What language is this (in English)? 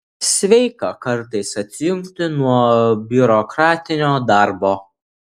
Lithuanian